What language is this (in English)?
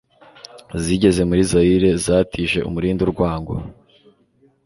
Kinyarwanda